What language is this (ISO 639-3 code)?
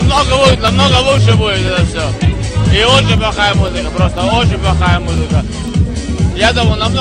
rus